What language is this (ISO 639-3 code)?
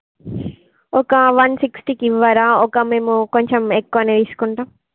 tel